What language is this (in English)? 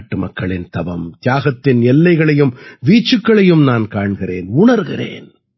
Tamil